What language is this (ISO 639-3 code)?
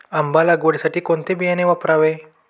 mar